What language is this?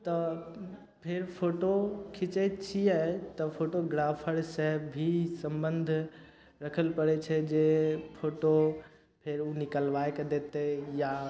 Maithili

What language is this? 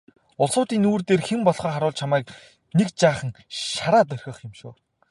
Mongolian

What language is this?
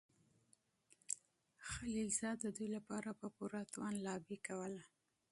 Pashto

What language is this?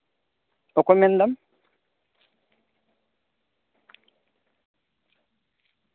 Santali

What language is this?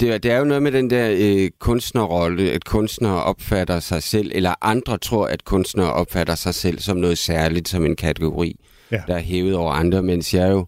Danish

